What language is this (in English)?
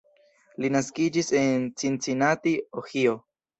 Esperanto